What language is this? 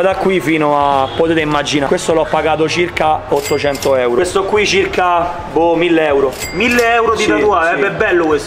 Italian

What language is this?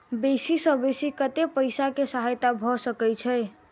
Maithili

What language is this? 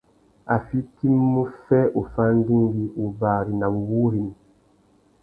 Tuki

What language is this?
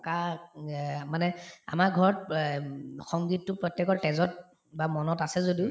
Assamese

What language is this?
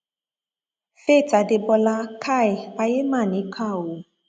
Yoruba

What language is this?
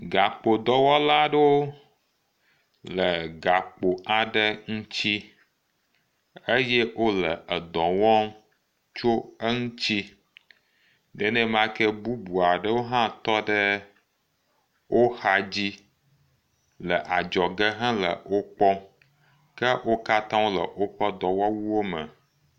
Ewe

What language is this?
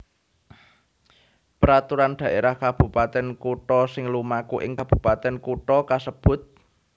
Javanese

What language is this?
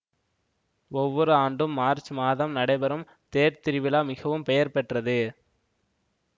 Tamil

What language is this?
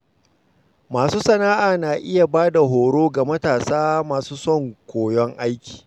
Hausa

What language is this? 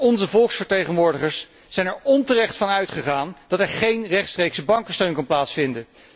Dutch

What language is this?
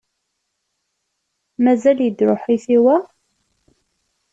Kabyle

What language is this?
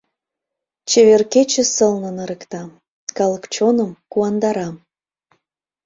Mari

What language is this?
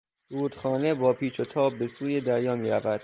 Persian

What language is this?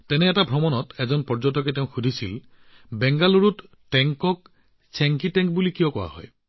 Assamese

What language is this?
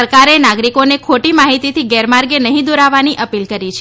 Gujarati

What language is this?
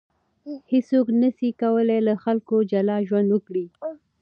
Pashto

